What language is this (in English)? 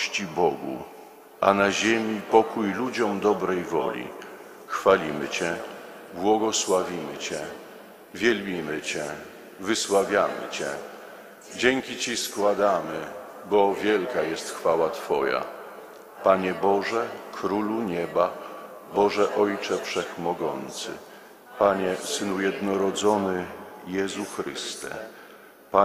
Polish